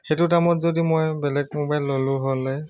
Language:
Assamese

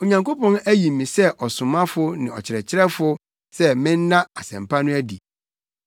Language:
Akan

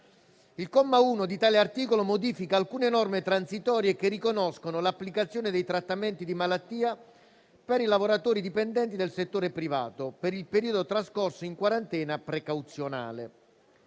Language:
Italian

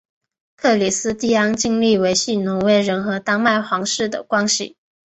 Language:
Chinese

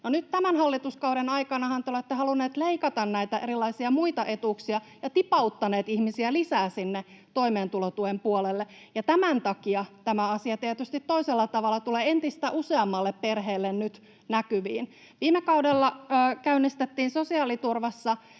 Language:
Finnish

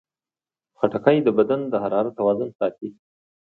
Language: Pashto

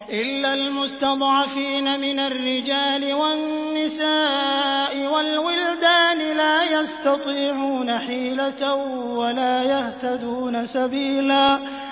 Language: Arabic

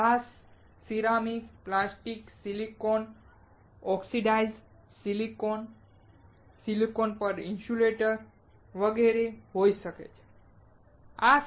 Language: Gujarati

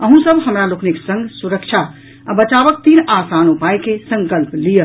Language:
Maithili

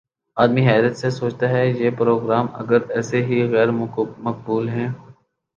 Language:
Urdu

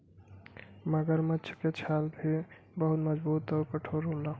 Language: Bhojpuri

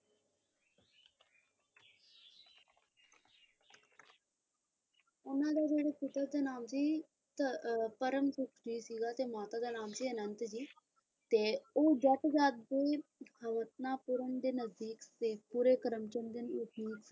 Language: Punjabi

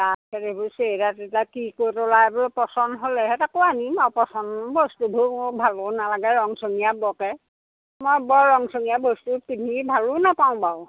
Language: Assamese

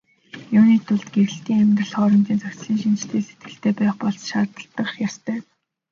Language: Mongolian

